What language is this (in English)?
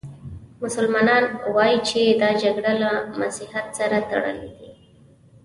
Pashto